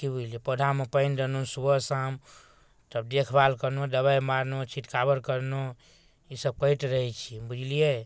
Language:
Maithili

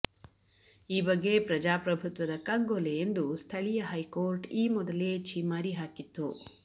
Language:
Kannada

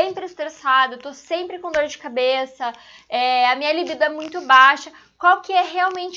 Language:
Portuguese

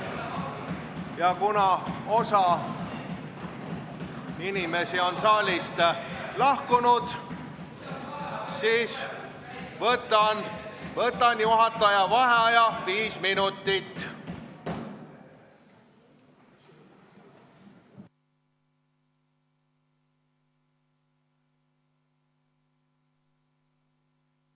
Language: Estonian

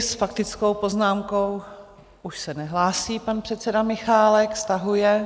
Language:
Czech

